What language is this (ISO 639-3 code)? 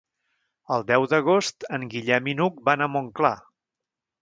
cat